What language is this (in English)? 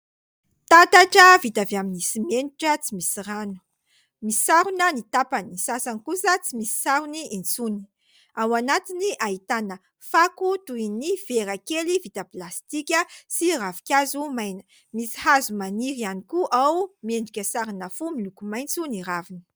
Malagasy